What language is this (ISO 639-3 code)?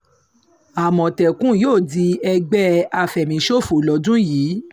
yor